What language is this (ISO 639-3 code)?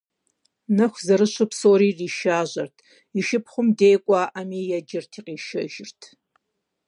kbd